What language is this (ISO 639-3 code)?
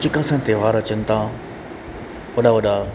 snd